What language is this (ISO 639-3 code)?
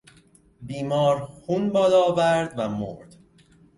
fas